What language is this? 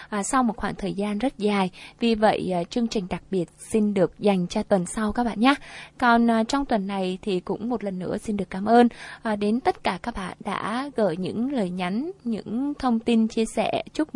Vietnamese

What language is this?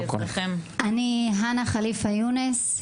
Hebrew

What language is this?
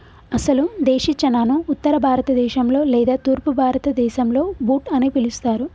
Telugu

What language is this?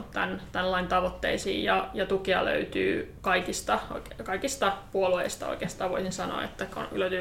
Finnish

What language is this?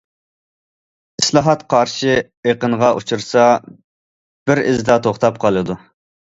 Uyghur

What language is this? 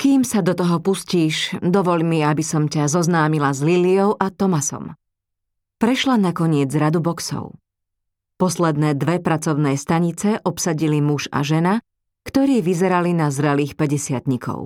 Slovak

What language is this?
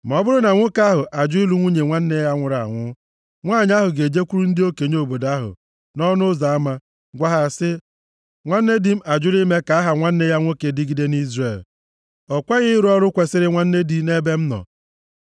Igbo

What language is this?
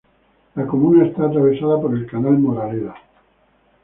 Spanish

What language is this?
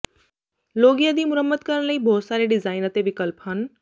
Punjabi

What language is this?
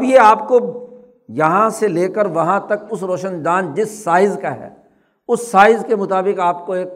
Urdu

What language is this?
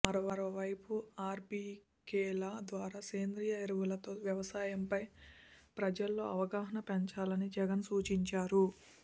Telugu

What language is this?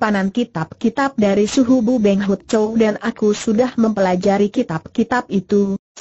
Indonesian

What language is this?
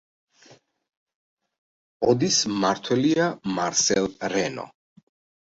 Georgian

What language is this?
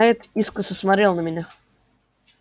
Russian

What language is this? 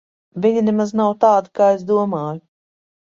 Latvian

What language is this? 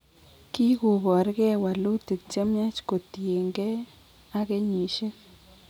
Kalenjin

